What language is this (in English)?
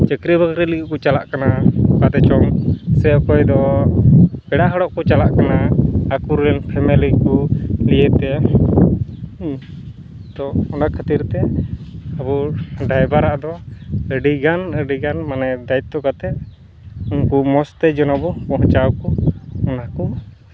Santali